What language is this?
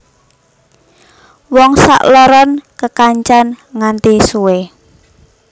Javanese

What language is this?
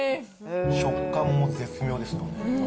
Japanese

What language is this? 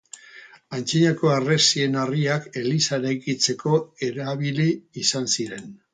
Basque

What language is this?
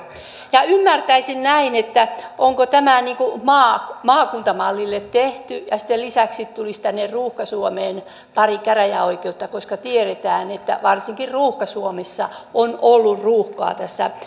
Finnish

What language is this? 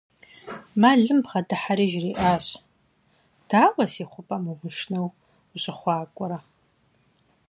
Kabardian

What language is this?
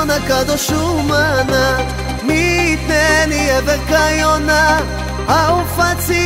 Hebrew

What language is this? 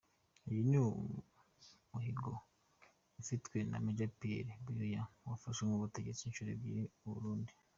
Kinyarwanda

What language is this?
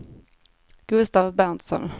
Swedish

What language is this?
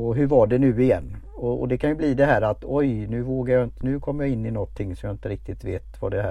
Swedish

